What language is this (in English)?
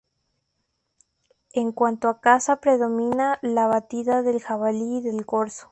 Spanish